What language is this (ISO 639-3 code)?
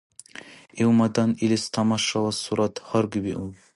dar